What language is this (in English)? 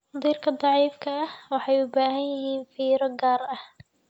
Somali